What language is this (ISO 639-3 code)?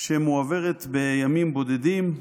heb